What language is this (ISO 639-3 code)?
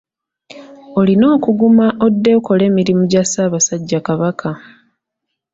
lug